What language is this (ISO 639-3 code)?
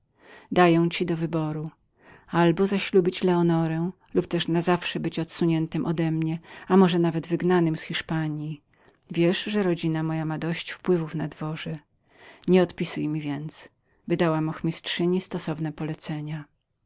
pol